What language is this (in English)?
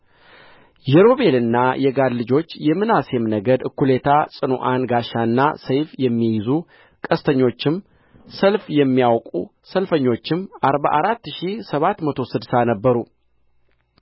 Amharic